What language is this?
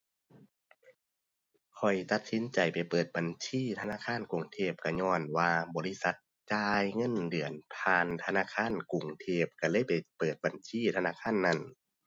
Thai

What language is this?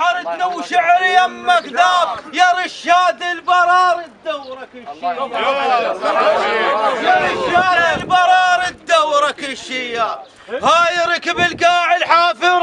Arabic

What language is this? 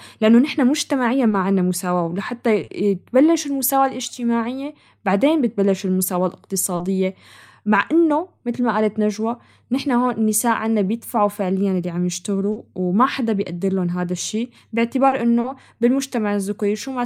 Arabic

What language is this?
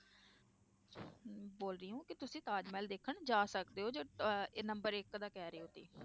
Punjabi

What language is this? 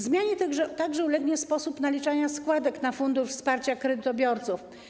Polish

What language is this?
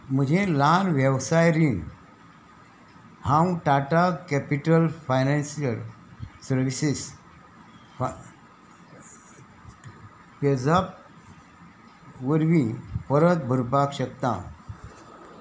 Konkani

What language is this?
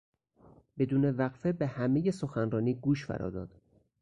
Persian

